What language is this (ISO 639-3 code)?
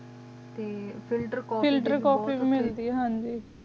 pan